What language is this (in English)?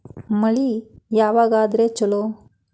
Kannada